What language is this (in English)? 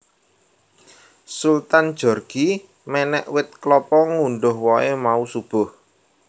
Javanese